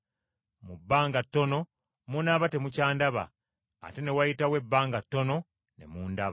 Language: Ganda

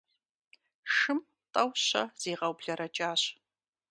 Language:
Kabardian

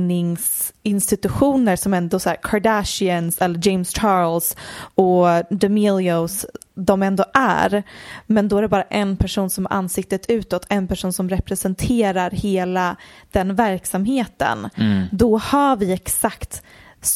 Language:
Swedish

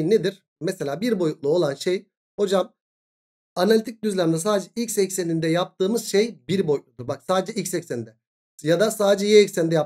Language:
Turkish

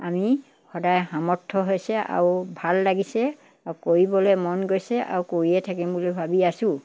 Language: Assamese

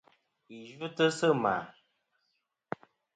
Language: Kom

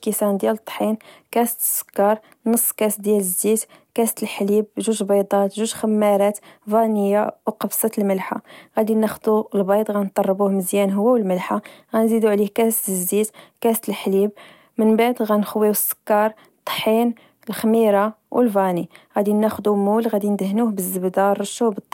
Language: Moroccan Arabic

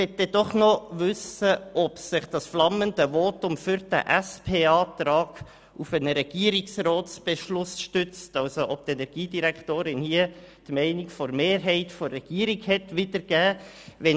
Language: Swiss German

